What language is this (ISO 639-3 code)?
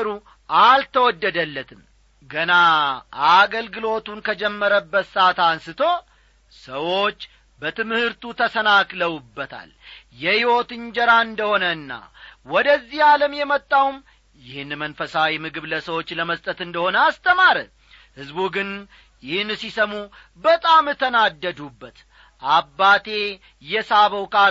amh